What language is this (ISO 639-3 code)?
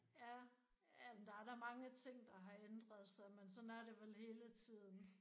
dan